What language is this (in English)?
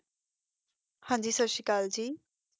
Punjabi